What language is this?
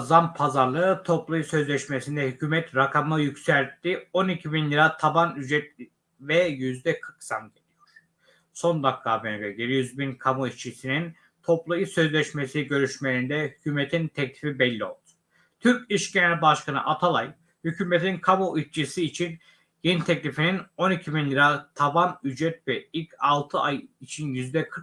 Turkish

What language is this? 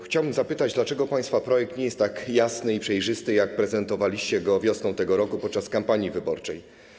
Polish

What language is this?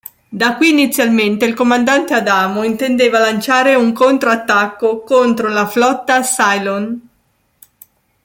Italian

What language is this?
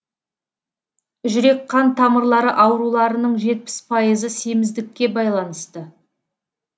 Kazakh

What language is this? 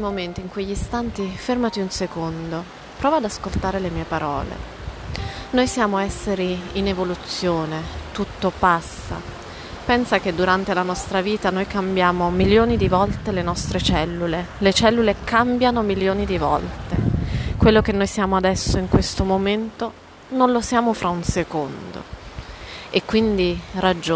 Italian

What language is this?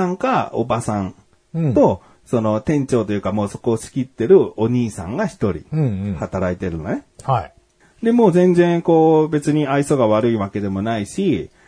Japanese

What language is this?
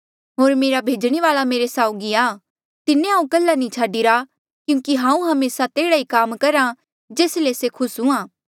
Mandeali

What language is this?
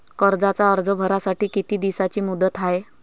Marathi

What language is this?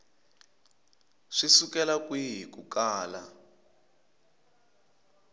Tsonga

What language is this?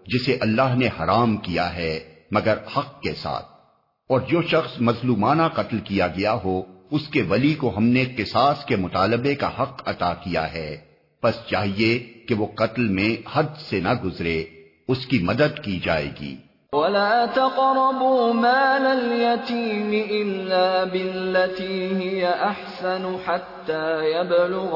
Urdu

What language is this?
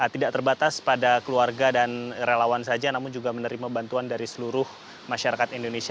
Indonesian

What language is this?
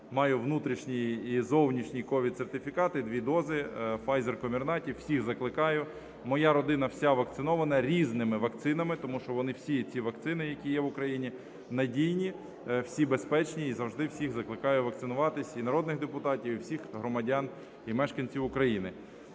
Ukrainian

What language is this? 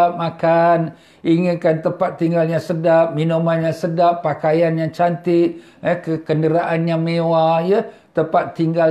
Malay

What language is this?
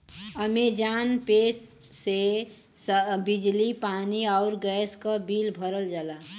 Bhojpuri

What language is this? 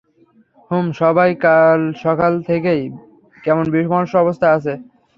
Bangla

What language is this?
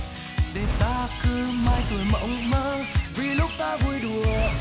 Vietnamese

